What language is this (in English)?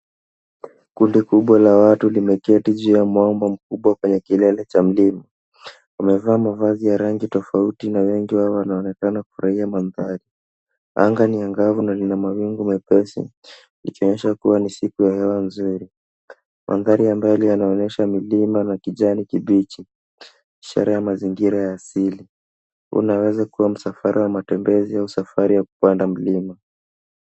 Swahili